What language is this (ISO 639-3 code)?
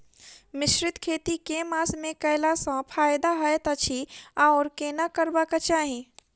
mai